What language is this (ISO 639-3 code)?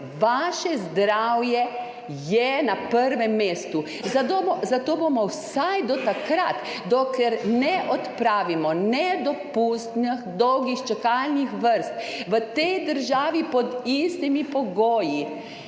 slv